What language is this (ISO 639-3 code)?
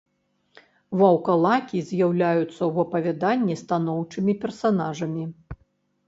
bel